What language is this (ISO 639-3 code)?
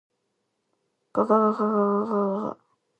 jpn